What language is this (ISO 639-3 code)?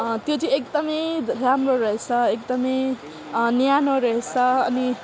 nep